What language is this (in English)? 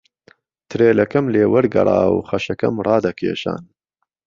Central Kurdish